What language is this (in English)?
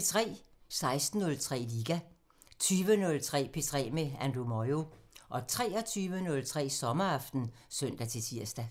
Danish